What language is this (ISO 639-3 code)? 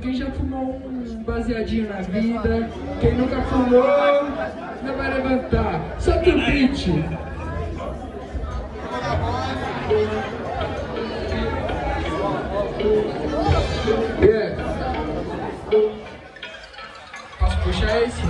por